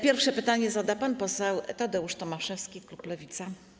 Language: Polish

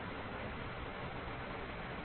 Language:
Tamil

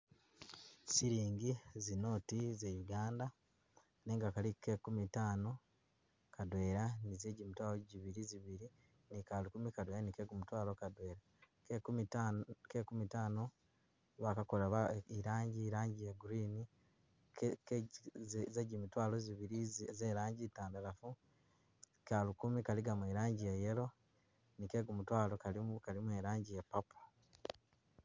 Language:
Masaaba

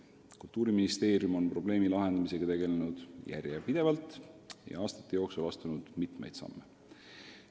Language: Estonian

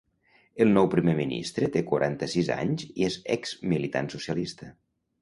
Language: Catalan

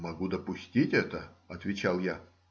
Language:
Russian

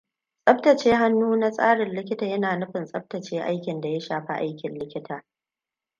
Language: Hausa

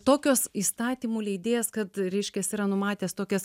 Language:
Lithuanian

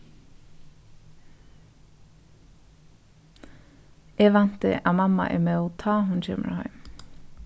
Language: Faroese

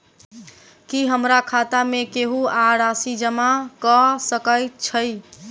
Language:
Maithili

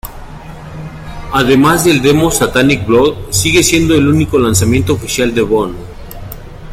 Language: Spanish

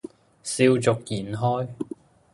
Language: Cantonese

